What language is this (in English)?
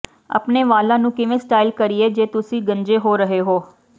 Punjabi